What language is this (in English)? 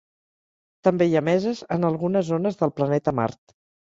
Catalan